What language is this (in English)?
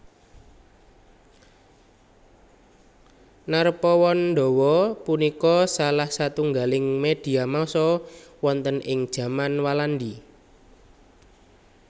Javanese